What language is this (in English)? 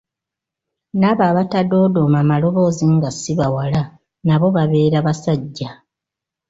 Ganda